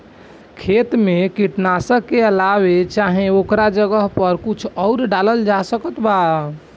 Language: Bhojpuri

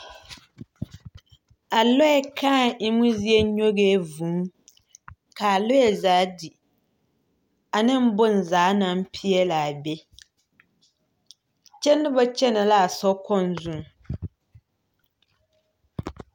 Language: Southern Dagaare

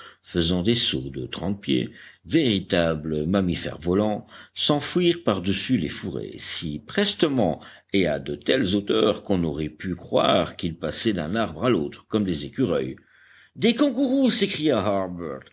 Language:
French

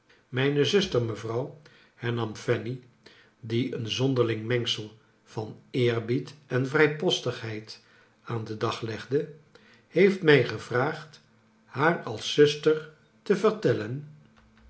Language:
Dutch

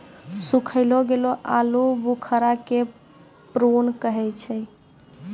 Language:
Maithili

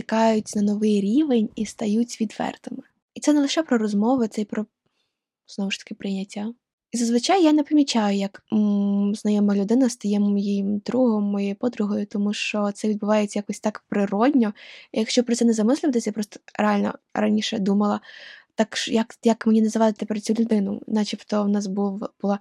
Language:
Ukrainian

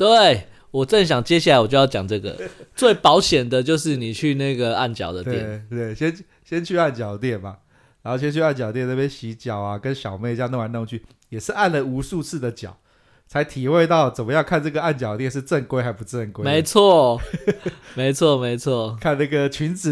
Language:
Chinese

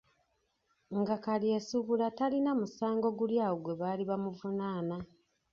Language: Ganda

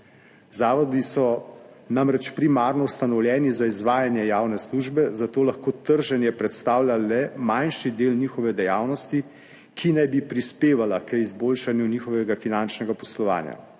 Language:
Slovenian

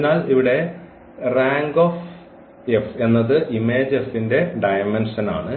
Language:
Malayalam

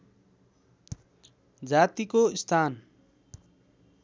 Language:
Nepali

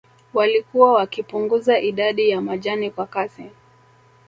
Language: Swahili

